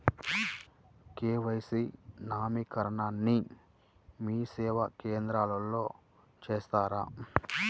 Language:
Telugu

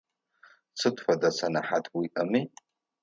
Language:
Adyghe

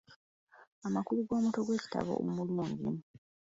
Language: Ganda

